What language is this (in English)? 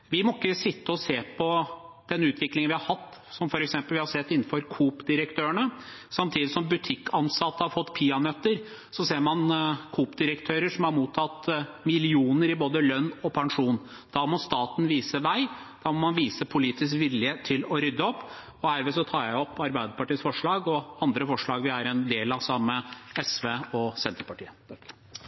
Norwegian